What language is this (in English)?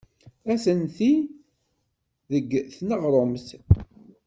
Kabyle